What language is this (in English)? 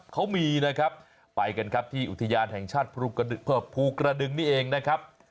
Thai